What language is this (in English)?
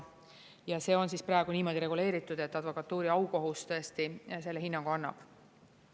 Estonian